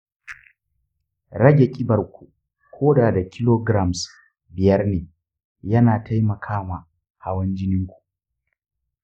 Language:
Hausa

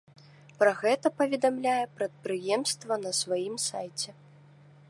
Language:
Belarusian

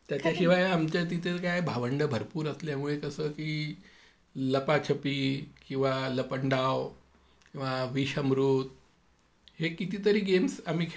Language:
Marathi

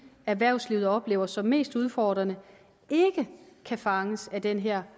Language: Danish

